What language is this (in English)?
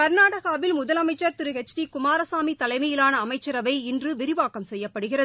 Tamil